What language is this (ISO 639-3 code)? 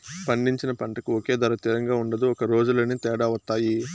tel